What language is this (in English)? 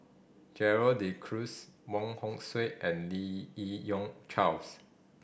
English